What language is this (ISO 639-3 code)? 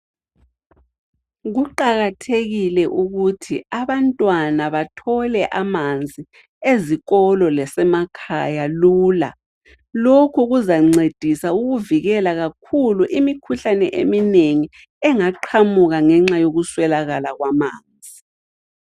nde